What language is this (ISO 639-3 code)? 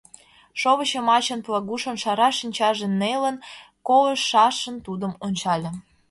chm